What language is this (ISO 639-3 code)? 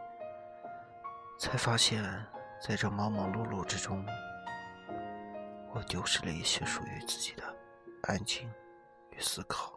zho